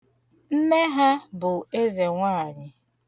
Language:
Igbo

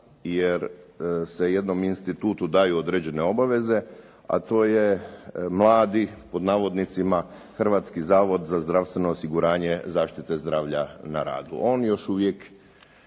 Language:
Croatian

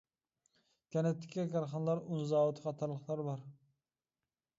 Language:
Uyghur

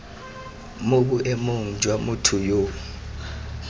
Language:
Tswana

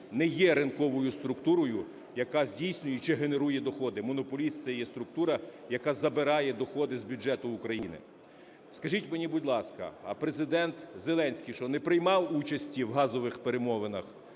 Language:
Ukrainian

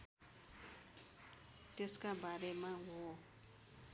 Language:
Nepali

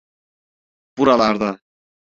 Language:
Turkish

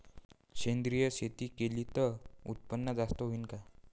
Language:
Marathi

